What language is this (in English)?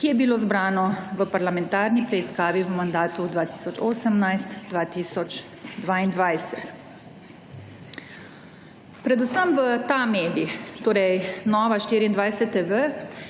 Slovenian